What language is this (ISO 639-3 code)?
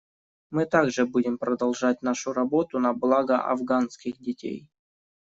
rus